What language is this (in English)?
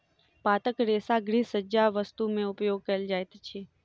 Maithili